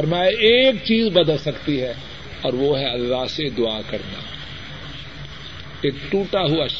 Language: Urdu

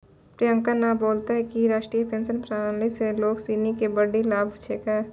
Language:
Maithili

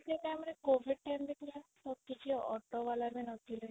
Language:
Odia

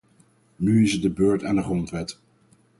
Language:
Dutch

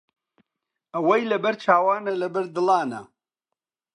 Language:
Central Kurdish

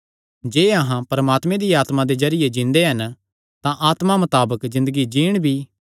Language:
Kangri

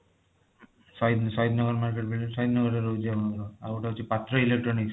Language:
Odia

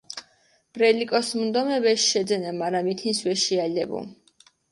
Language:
Mingrelian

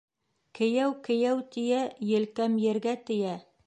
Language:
Bashkir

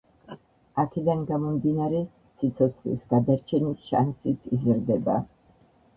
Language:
Georgian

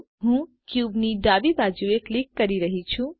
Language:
Gujarati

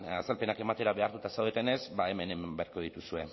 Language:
Basque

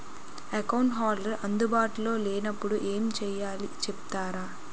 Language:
Telugu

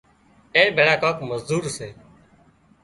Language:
Wadiyara Koli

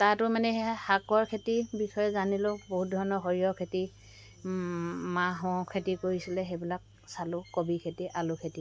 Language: Assamese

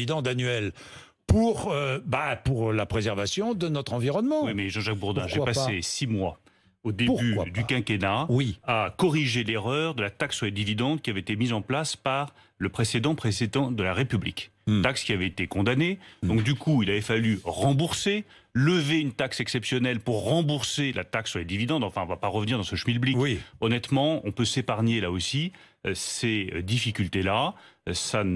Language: French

